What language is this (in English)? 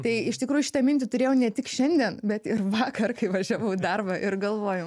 Lithuanian